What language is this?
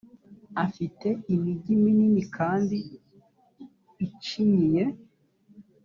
Kinyarwanda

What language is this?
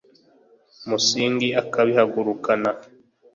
Kinyarwanda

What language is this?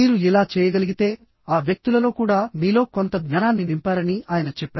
Telugu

